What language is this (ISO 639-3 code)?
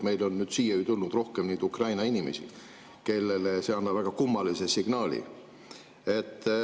est